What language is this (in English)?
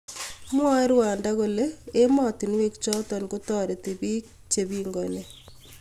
Kalenjin